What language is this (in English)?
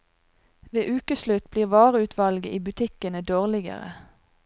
Norwegian